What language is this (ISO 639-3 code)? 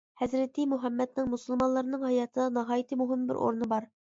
uig